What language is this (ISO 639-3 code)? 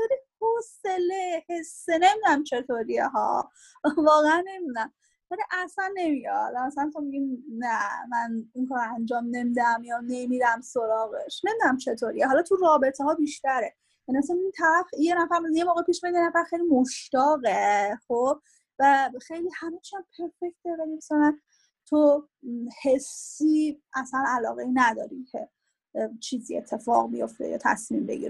fas